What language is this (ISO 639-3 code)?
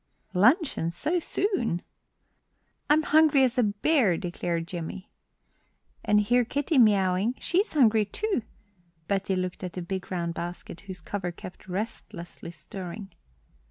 eng